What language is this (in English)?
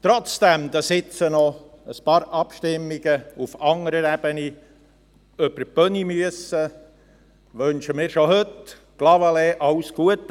Swiss German